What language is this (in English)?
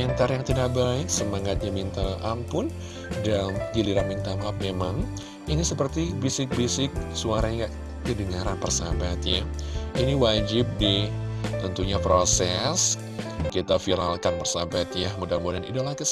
Indonesian